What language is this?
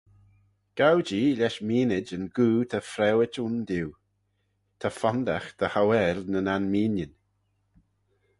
Manx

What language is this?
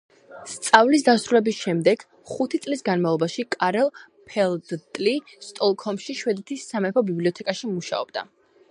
Georgian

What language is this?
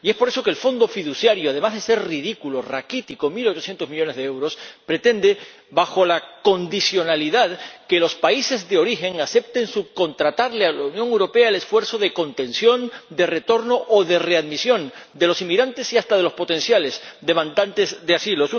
Spanish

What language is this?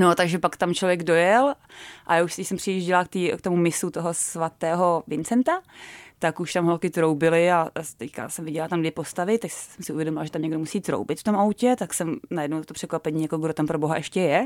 Czech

